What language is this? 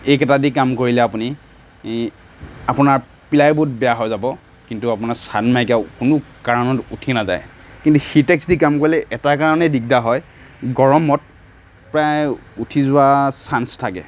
Assamese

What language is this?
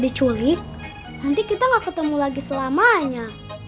Indonesian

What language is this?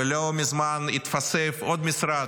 Hebrew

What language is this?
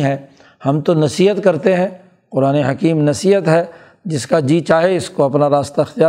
Urdu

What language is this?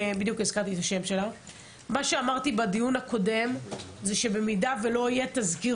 Hebrew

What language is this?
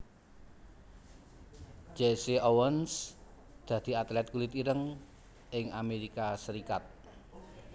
Javanese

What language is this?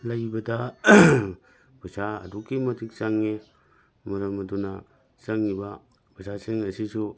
Manipuri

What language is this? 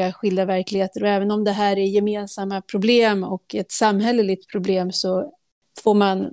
Swedish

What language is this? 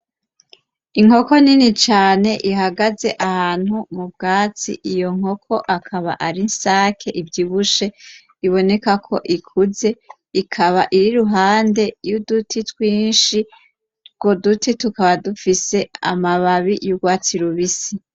Rundi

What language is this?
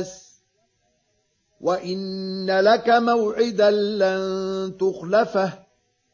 Arabic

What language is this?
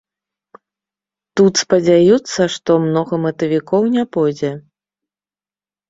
Belarusian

